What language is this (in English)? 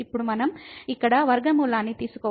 Telugu